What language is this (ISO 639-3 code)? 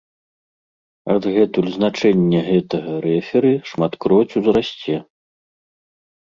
bel